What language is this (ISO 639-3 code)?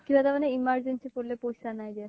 asm